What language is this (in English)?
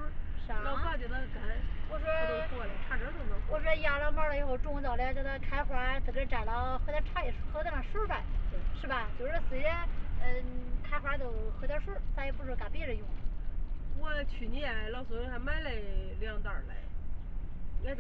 Chinese